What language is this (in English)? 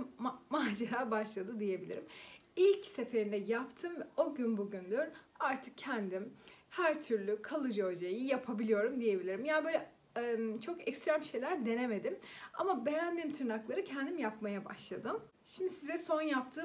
Turkish